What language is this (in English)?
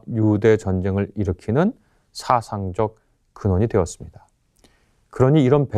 Korean